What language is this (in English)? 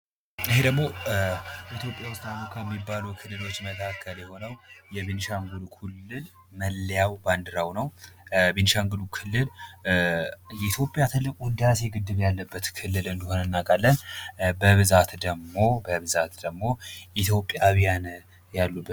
Amharic